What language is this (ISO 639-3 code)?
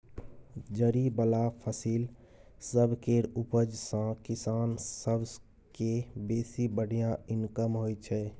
mai